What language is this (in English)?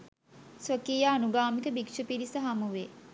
Sinhala